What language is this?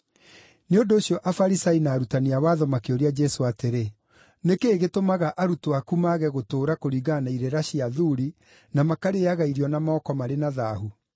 Kikuyu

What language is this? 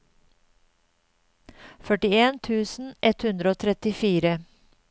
Norwegian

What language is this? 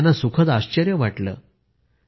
Marathi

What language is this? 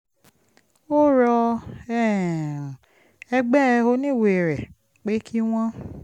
Yoruba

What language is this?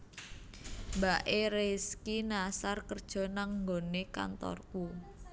Javanese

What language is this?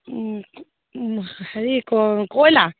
Assamese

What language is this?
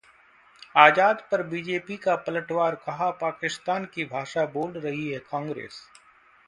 Hindi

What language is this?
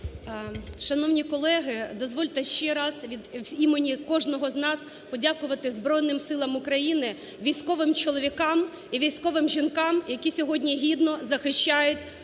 Ukrainian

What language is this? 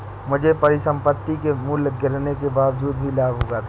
Hindi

